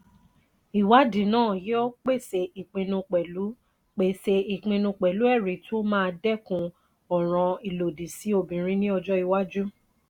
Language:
Yoruba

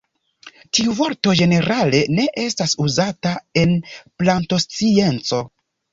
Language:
Esperanto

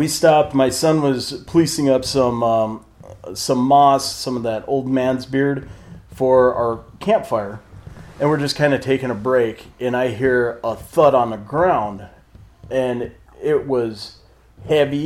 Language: English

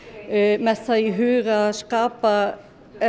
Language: Icelandic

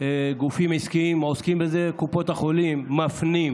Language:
Hebrew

